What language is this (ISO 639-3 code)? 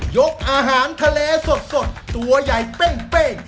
tha